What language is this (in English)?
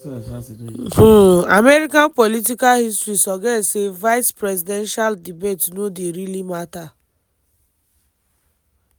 Nigerian Pidgin